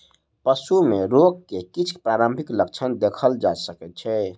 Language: Maithili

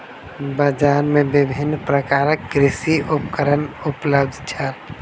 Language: Maithili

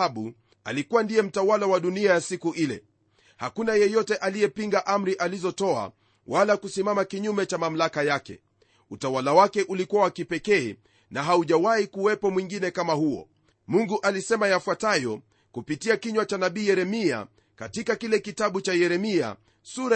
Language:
Swahili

